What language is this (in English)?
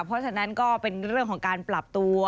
Thai